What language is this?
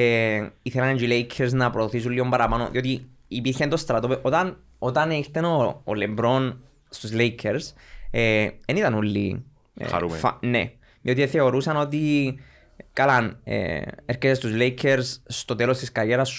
Greek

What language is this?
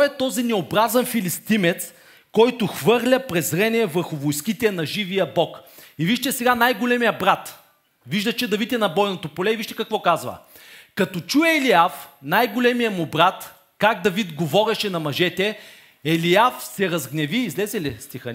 Bulgarian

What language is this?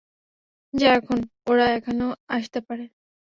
Bangla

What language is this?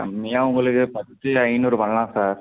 Tamil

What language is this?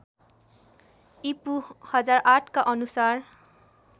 Nepali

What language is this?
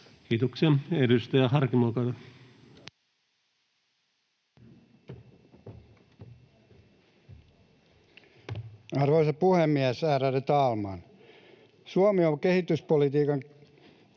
Finnish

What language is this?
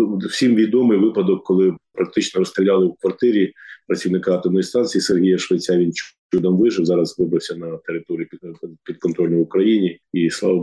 Ukrainian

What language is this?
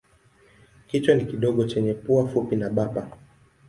Swahili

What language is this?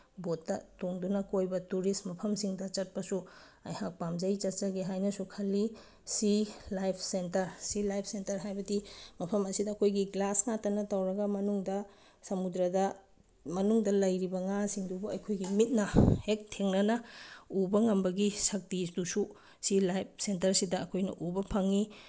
Manipuri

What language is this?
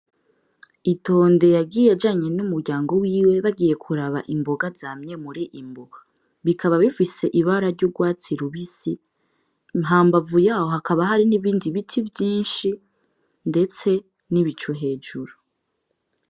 Rundi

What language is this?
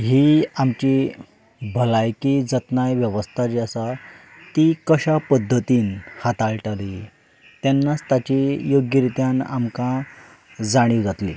Konkani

